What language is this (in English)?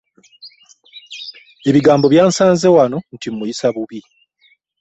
Ganda